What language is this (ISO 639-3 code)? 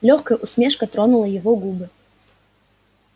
rus